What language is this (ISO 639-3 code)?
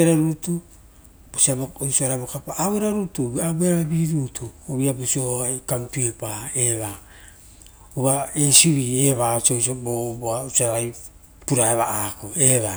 roo